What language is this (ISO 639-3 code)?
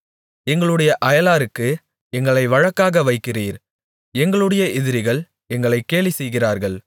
tam